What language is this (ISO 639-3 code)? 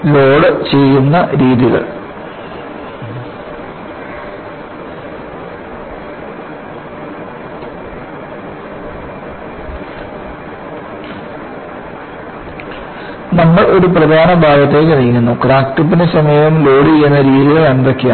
mal